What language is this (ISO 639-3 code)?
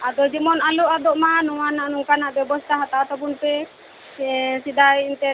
sat